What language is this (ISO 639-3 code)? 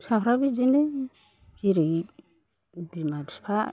brx